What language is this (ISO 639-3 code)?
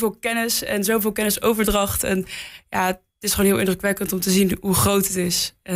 nld